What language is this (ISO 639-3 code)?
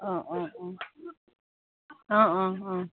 asm